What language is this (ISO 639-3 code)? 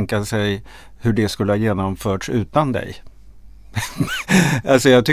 swe